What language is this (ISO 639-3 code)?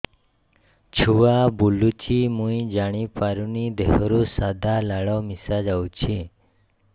ori